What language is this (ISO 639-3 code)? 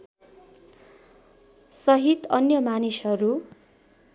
nep